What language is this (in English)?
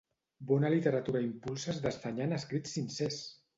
Catalan